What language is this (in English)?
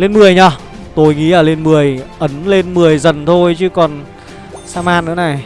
Vietnamese